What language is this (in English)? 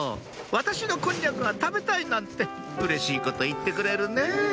Japanese